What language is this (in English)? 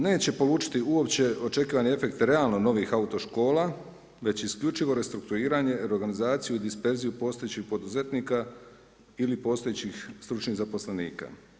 Croatian